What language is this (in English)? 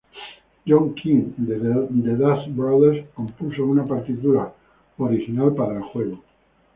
Spanish